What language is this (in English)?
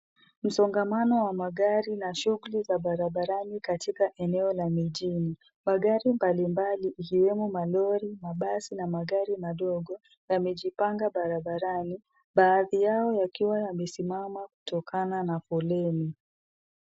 Swahili